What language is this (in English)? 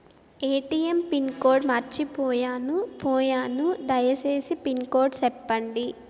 Telugu